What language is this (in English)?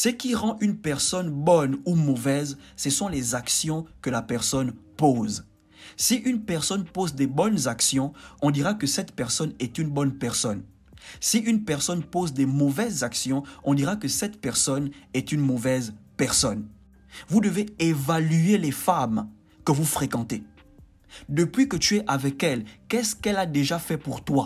French